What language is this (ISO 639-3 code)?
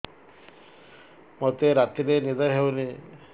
ori